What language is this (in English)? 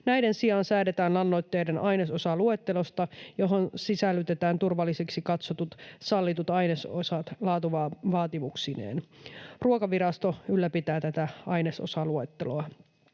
Finnish